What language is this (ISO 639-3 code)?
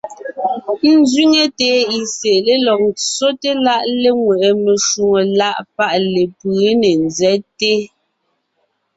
nnh